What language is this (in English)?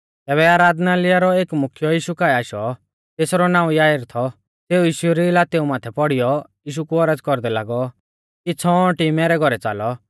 Mahasu Pahari